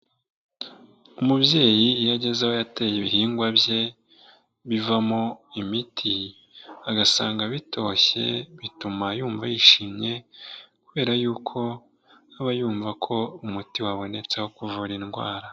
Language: Kinyarwanda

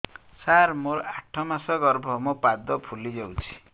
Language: Odia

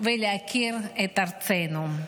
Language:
Hebrew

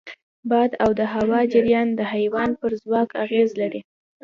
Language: Pashto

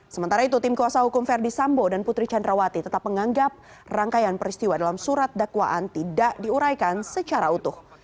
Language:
Indonesian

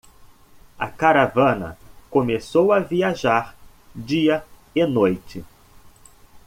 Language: Portuguese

